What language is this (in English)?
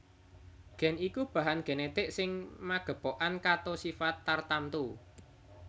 Javanese